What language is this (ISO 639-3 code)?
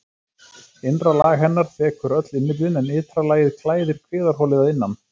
isl